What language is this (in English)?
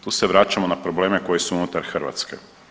Croatian